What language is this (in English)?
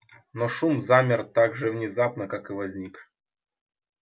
Russian